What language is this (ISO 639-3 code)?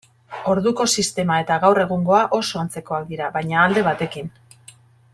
eus